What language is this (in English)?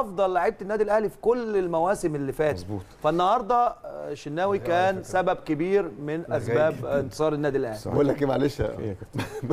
Arabic